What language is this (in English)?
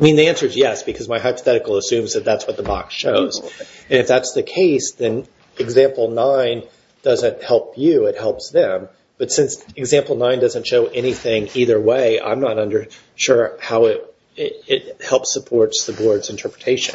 English